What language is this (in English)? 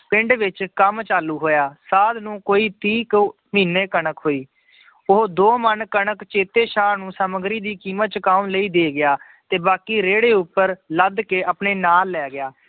Punjabi